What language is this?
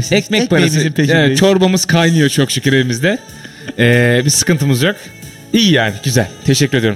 Turkish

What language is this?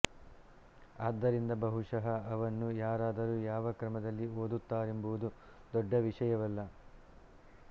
Kannada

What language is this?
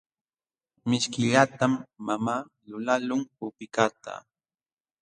Jauja Wanca Quechua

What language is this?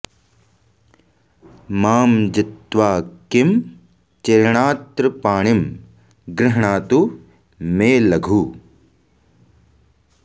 Sanskrit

